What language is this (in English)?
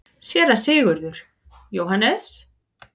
Icelandic